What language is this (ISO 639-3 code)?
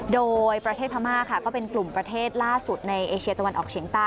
tha